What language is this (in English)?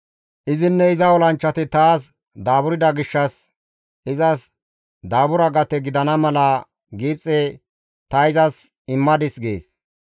Gamo